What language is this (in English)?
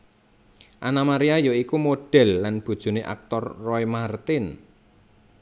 Javanese